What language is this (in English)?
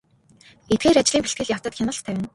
Mongolian